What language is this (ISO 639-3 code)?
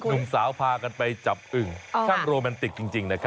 tha